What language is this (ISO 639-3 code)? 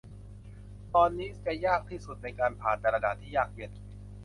tha